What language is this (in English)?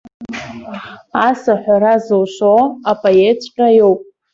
Abkhazian